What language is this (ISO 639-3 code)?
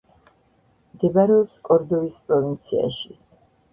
kat